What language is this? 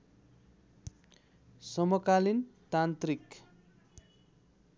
Nepali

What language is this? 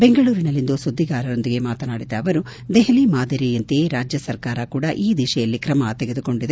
Kannada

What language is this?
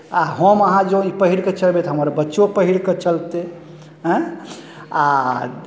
Maithili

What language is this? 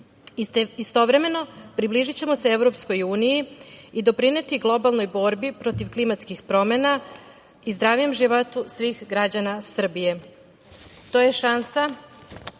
Serbian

